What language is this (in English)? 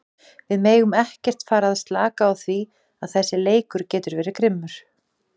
Icelandic